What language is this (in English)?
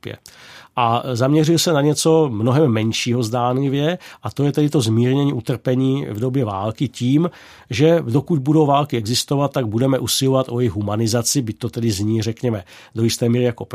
Czech